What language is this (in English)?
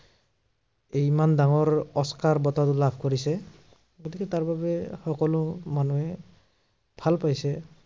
Assamese